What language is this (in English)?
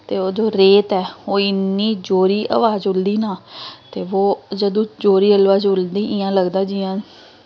Dogri